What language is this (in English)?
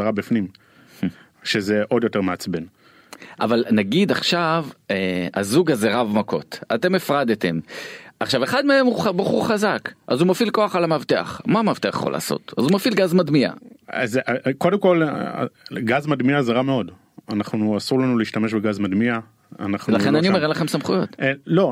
Hebrew